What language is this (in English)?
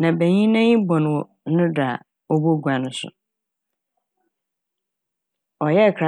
Akan